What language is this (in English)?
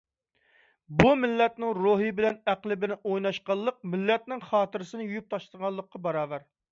Uyghur